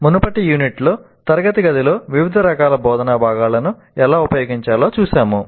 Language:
Telugu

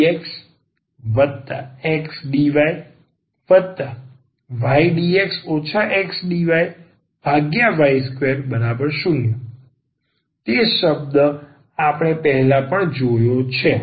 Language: Gujarati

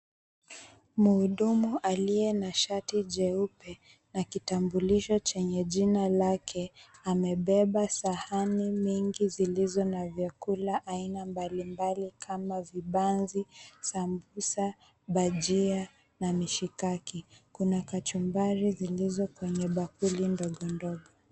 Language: Swahili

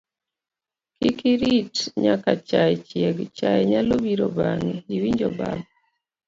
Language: Luo (Kenya and Tanzania)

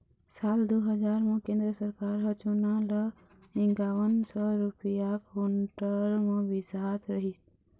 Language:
Chhattisgarhi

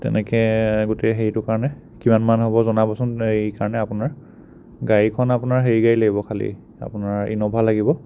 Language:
Assamese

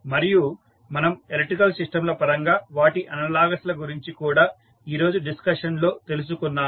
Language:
Telugu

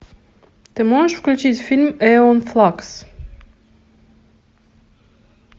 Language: Russian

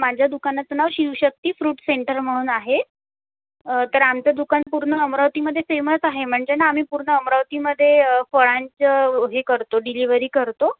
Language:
Marathi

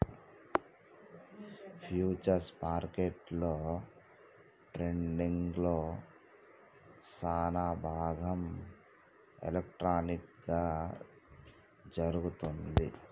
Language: Telugu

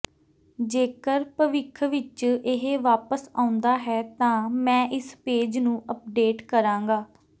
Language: Punjabi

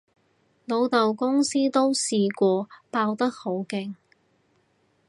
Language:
Cantonese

